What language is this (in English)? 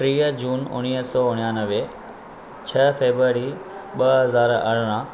Sindhi